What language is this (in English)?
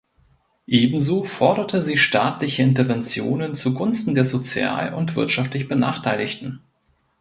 German